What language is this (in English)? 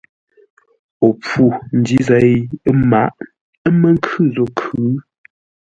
Ngombale